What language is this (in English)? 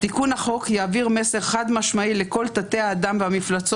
Hebrew